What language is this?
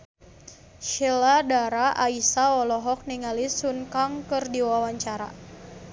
Sundanese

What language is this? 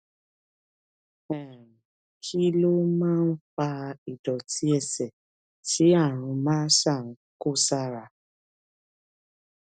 Yoruba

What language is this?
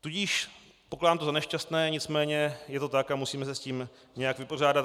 Czech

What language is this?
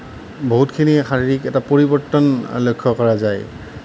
Assamese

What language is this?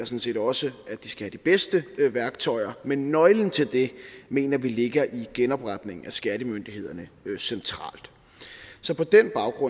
Danish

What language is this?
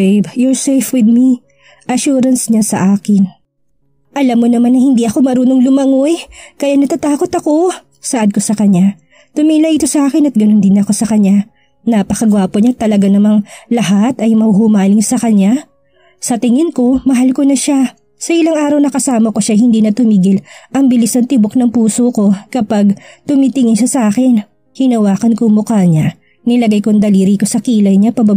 Filipino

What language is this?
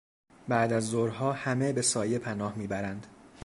Persian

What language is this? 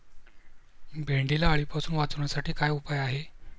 Marathi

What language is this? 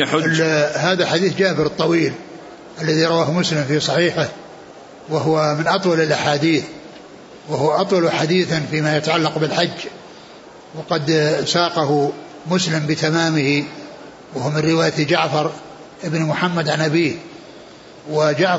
Arabic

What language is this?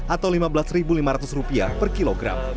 Indonesian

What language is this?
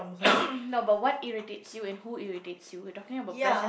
English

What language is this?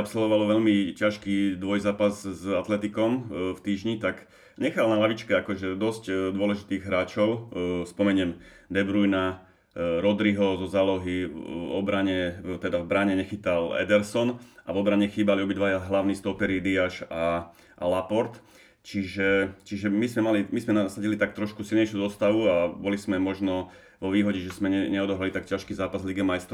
Slovak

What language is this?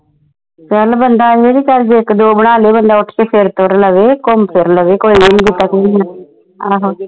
Punjabi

